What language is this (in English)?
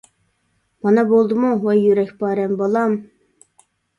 Uyghur